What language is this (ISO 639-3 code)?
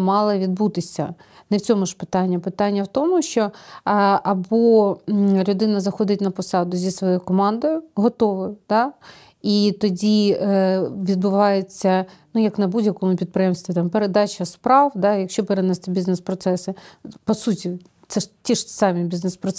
ukr